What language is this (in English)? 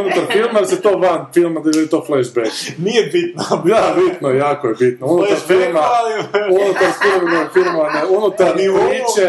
Croatian